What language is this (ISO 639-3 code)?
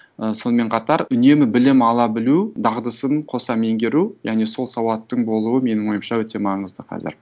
kaz